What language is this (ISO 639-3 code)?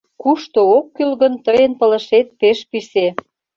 chm